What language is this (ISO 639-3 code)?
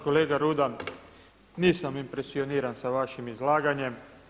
hrv